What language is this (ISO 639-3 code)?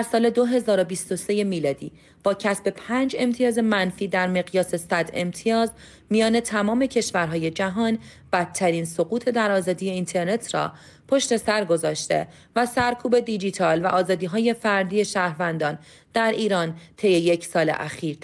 fas